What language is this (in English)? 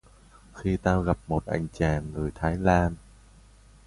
Vietnamese